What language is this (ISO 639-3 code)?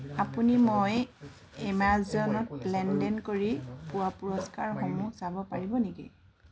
asm